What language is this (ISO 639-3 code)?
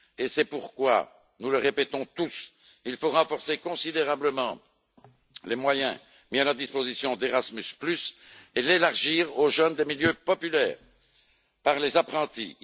fra